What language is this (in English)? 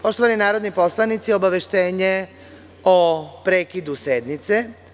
Serbian